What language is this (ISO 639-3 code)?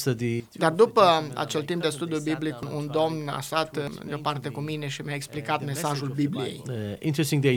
ron